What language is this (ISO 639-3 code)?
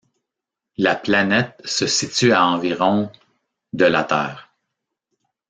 fra